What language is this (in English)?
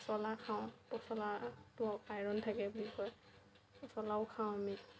Assamese